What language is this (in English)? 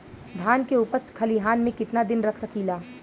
Bhojpuri